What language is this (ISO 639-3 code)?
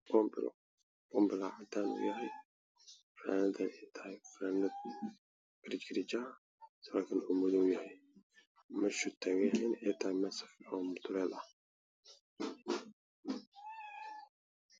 som